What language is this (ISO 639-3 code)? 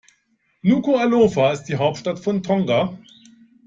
deu